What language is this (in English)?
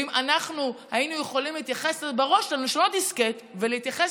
Hebrew